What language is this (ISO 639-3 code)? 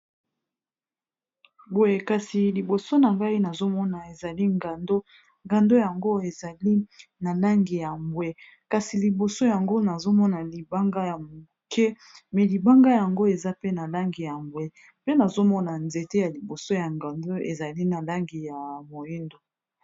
lin